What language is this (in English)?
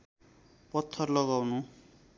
Nepali